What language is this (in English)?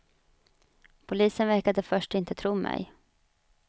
Swedish